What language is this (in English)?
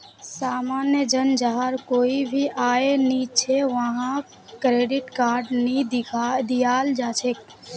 Magahi